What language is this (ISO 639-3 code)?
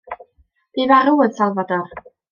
cym